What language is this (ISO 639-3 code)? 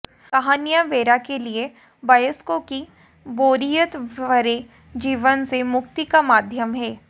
hin